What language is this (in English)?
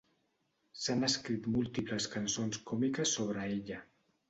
Catalan